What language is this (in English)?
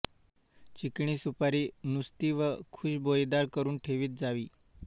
Marathi